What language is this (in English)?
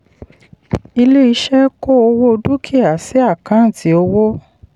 Yoruba